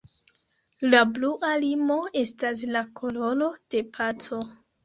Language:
Esperanto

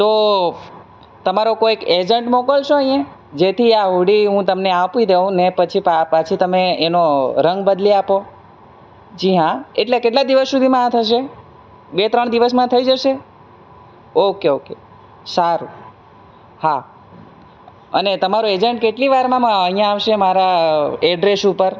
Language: Gujarati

